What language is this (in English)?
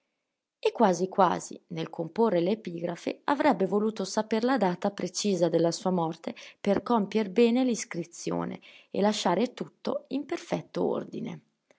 Italian